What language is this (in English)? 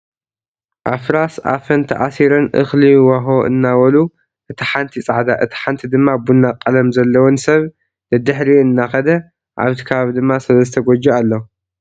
Tigrinya